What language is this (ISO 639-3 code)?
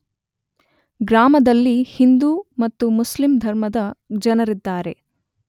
kan